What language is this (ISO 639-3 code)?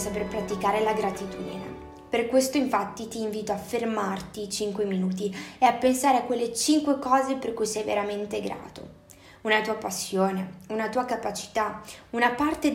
ita